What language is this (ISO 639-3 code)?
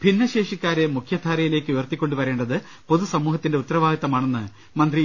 mal